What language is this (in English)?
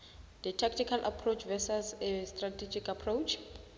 South Ndebele